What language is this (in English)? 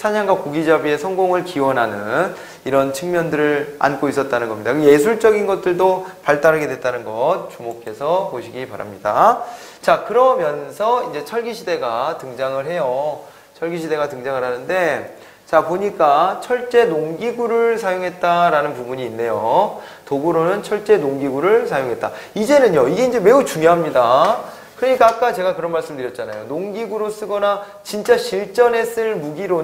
Korean